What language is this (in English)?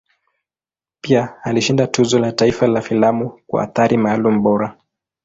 Swahili